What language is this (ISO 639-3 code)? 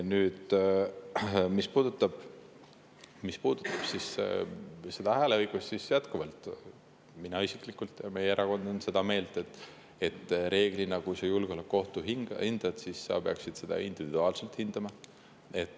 est